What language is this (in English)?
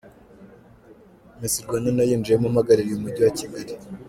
Kinyarwanda